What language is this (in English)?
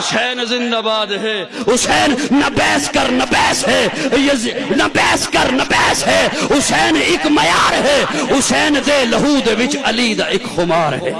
Urdu